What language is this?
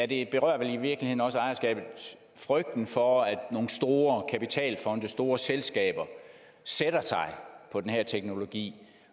Danish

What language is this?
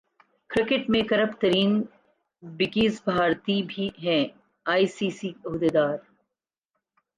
Urdu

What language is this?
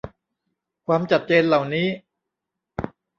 Thai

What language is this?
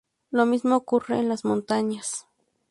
Spanish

